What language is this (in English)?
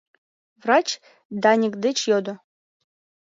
Mari